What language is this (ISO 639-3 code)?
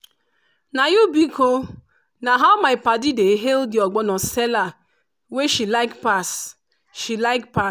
pcm